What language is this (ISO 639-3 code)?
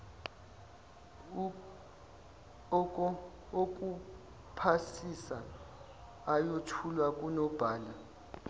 zul